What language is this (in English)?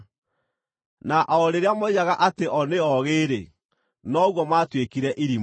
Kikuyu